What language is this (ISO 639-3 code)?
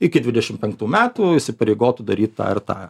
lit